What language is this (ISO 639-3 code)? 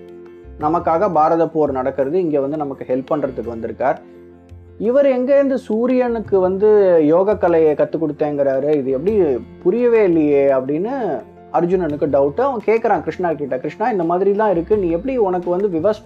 tam